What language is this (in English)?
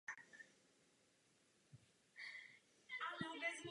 Czech